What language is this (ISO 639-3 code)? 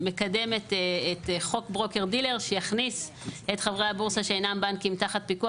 heb